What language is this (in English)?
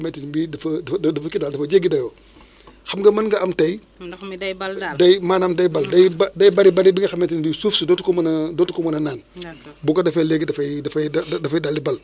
Wolof